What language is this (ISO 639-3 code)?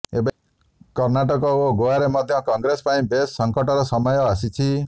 ori